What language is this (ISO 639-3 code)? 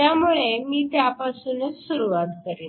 mar